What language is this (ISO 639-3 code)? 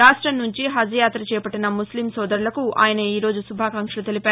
tel